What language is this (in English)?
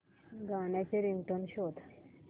Marathi